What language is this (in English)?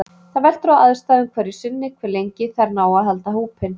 Icelandic